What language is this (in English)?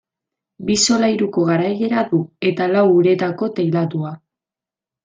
Basque